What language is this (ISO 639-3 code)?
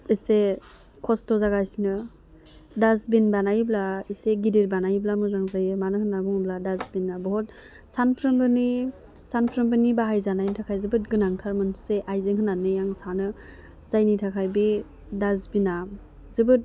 brx